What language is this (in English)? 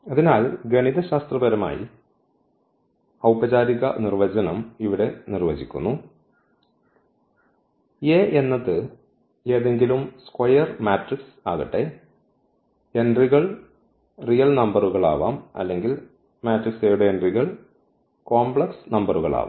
Malayalam